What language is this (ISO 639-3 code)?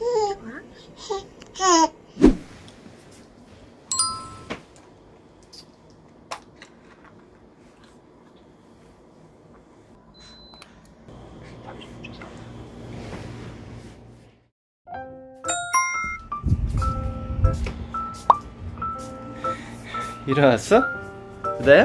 kor